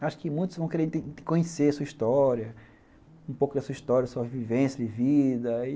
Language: Portuguese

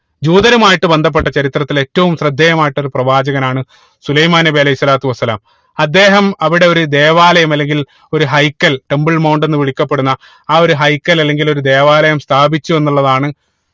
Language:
Malayalam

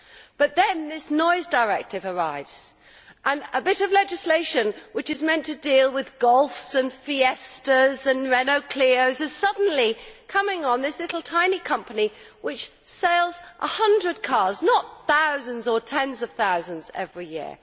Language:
English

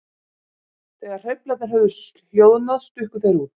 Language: Icelandic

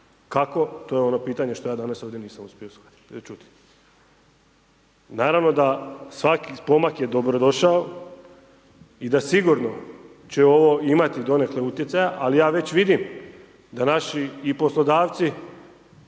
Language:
Croatian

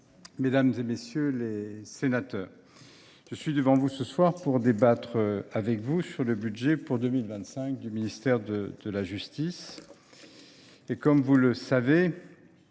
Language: French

